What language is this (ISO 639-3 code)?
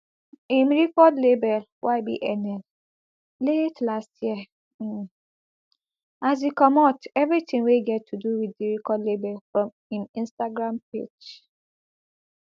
pcm